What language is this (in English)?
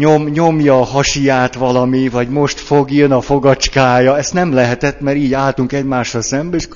Hungarian